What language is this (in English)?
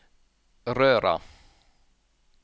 Norwegian